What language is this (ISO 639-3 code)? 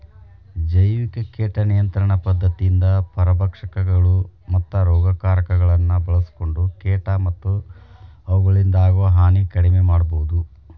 kan